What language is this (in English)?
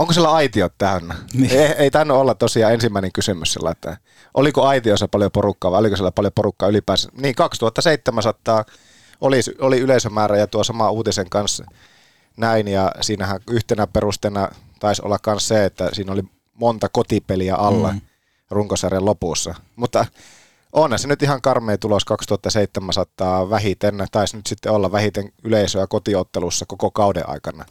Finnish